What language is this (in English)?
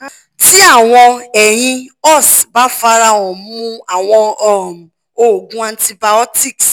Yoruba